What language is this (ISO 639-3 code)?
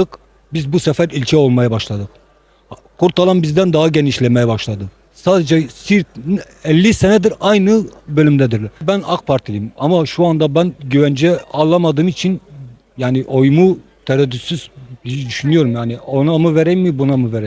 tur